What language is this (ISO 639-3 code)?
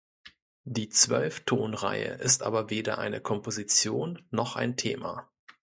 deu